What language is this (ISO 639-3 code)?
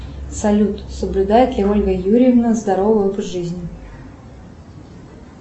rus